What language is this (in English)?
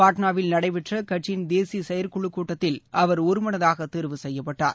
Tamil